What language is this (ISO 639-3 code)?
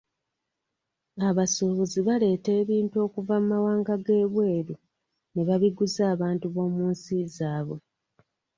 lug